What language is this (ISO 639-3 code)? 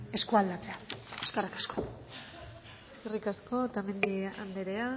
eus